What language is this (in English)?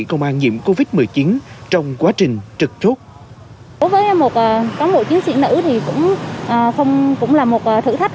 Vietnamese